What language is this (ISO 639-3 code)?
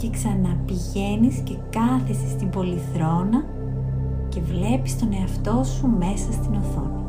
ell